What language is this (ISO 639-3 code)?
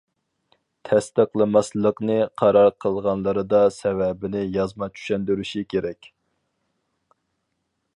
uig